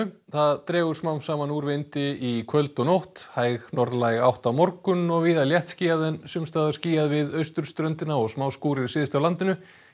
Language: Icelandic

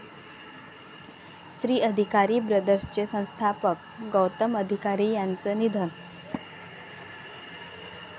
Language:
Marathi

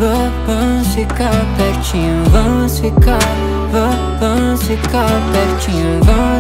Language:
Romanian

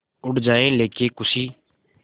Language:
Hindi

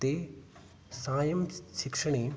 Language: Sanskrit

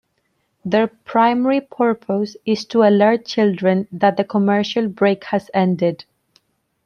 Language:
English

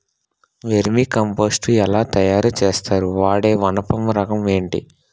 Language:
Telugu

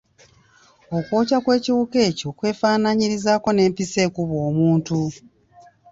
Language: Ganda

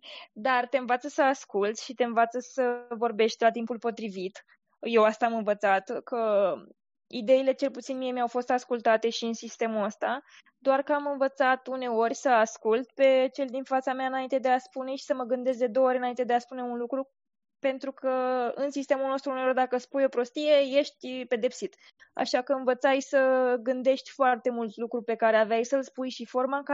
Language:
Romanian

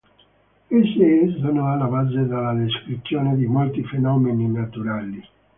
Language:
Italian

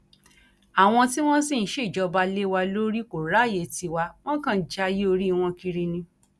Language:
Yoruba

